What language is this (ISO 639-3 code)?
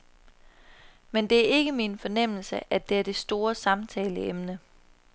dan